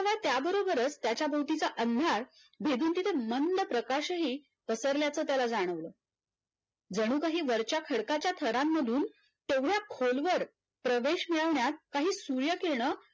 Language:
Marathi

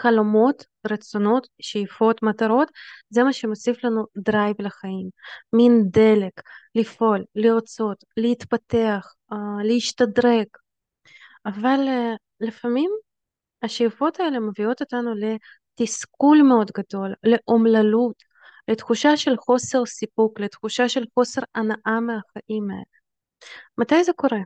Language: Hebrew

